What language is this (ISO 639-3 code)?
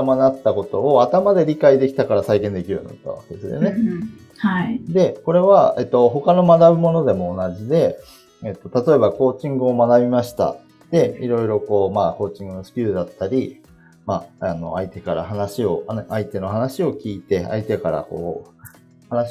jpn